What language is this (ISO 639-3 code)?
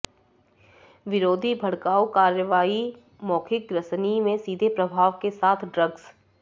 hin